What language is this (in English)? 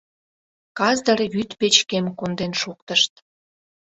Mari